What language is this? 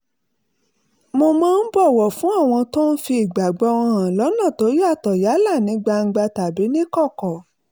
Yoruba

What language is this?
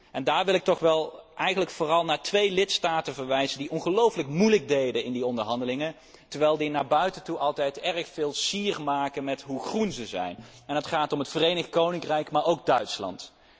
Dutch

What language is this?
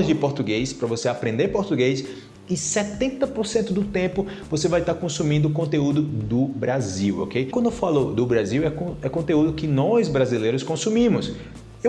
Portuguese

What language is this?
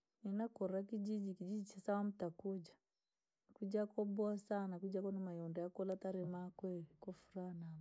Langi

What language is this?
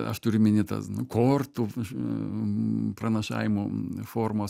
Lithuanian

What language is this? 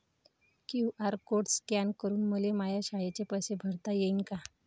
Marathi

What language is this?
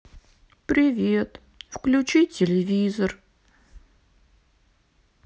Russian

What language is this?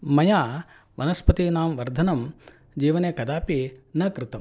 Sanskrit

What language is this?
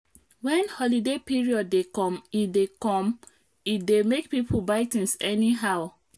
Nigerian Pidgin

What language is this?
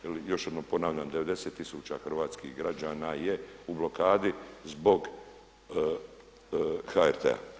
Croatian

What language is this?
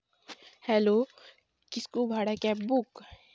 Santali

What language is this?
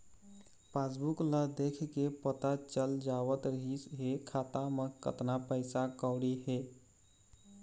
Chhattisgarhi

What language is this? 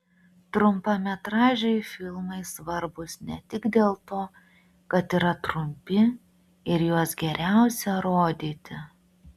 Lithuanian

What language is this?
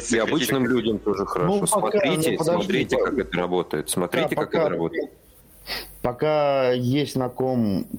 Russian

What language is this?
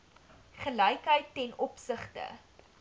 Afrikaans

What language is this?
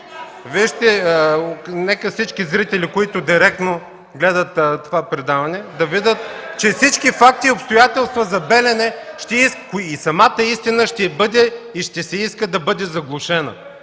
Bulgarian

